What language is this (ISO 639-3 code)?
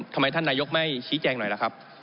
tha